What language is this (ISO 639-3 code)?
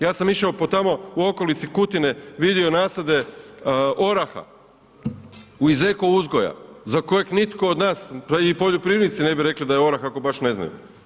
hrv